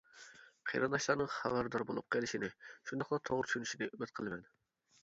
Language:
Uyghur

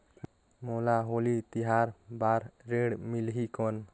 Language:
Chhattisgarhi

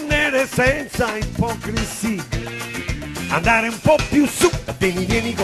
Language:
Italian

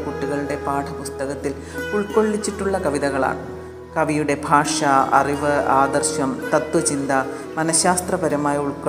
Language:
Malayalam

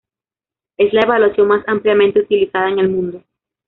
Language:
Spanish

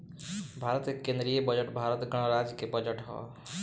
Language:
Bhojpuri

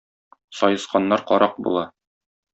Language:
Tatar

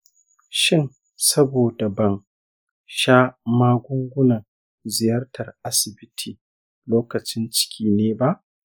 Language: Hausa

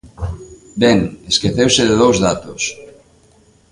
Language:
Galician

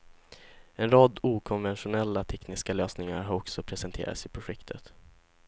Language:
Swedish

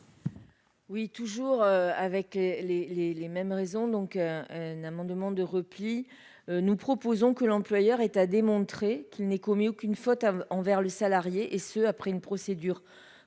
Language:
French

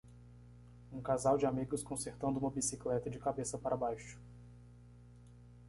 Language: Portuguese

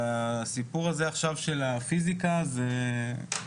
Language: Hebrew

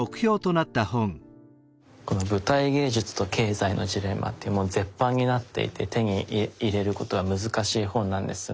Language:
Japanese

